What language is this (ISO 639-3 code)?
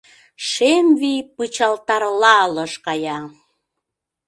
chm